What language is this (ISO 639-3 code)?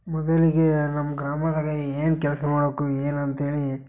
kan